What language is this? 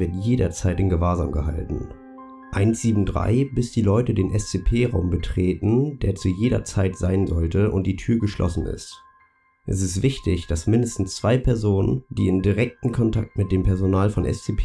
German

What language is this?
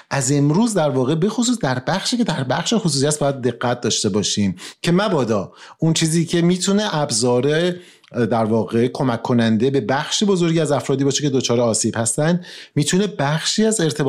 Persian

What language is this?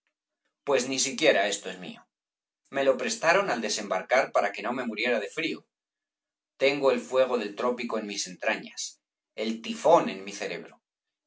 Spanish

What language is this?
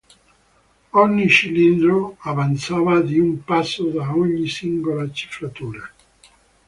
Italian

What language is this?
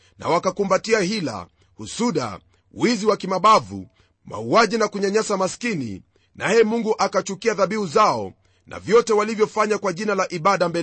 Swahili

